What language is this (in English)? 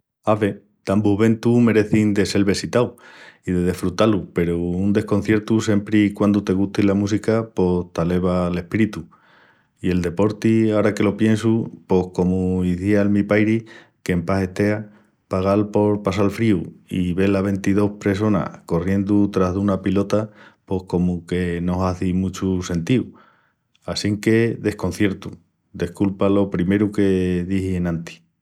Extremaduran